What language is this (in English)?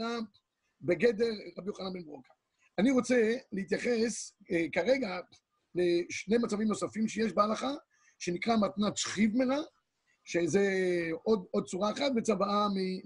Hebrew